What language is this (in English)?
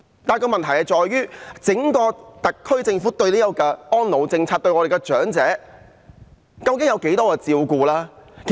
Cantonese